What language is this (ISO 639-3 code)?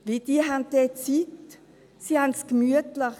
gsw